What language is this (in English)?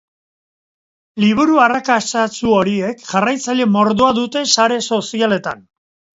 Basque